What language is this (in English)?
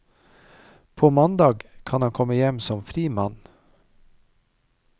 Norwegian